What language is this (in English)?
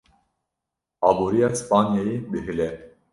Kurdish